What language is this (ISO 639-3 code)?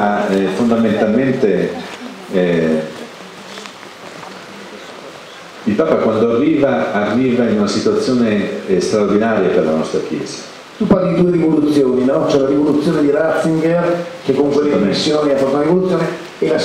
ita